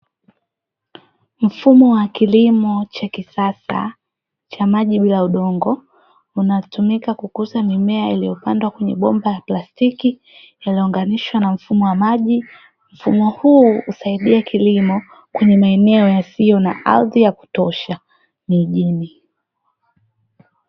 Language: Swahili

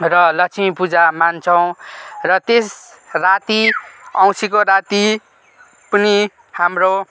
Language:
Nepali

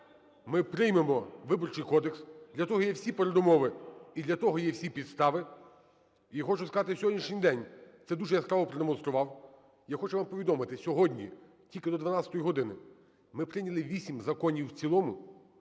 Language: Ukrainian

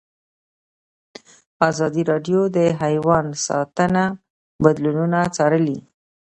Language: Pashto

